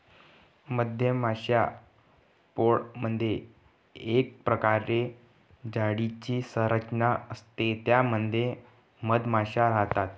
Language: Marathi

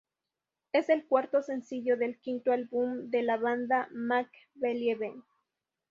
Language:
Spanish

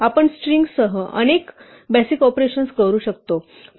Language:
Marathi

